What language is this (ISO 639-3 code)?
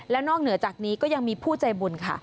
tha